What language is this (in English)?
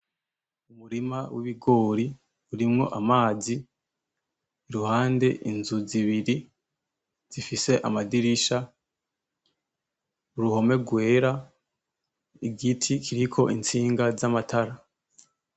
Rundi